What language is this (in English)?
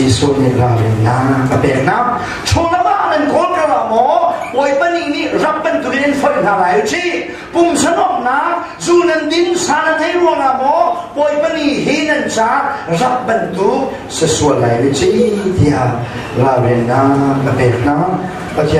Thai